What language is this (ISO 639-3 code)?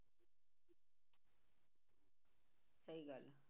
pan